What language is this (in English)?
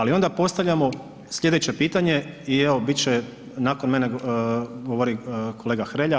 Croatian